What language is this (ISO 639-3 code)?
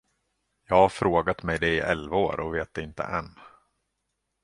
swe